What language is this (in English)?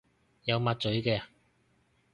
Cantonese